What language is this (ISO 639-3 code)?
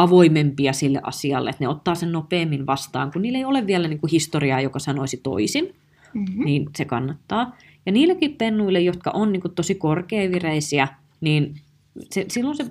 fin